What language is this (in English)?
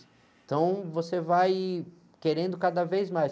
Portuguese